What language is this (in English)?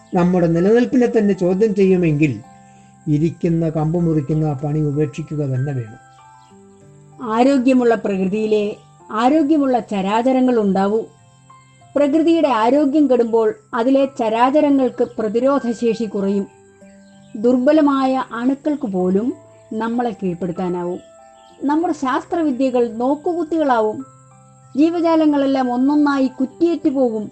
Malayalam